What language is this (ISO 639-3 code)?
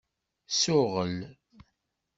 kab